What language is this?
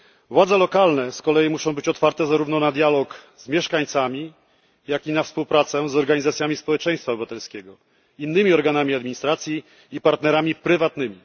Polish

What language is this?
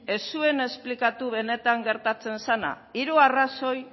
Basque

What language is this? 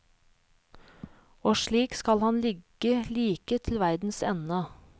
Norwegian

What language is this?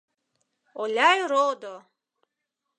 Mari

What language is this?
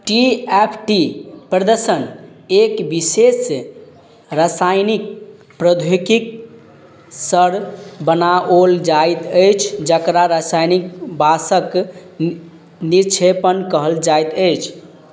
Maithili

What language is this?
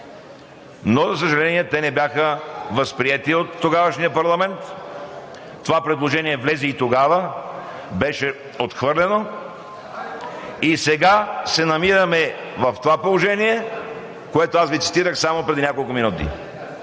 Bulgarian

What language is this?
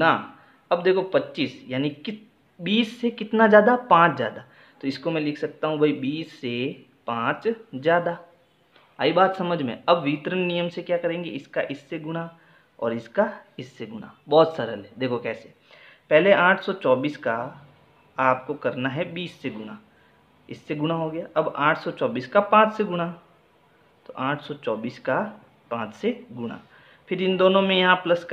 Hindi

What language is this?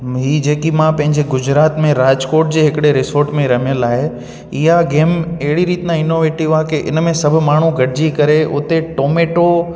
Sindhi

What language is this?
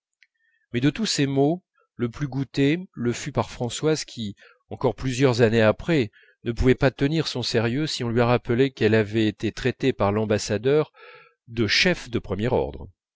French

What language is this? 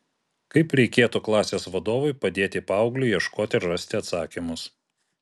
Lithuanian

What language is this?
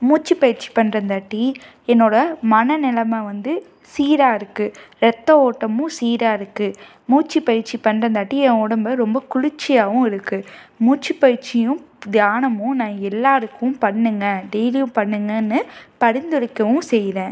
Tamil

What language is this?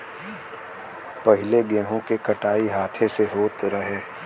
Bhojpuri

